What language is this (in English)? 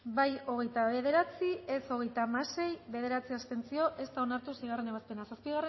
Basque